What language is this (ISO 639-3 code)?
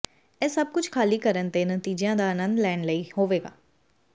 pan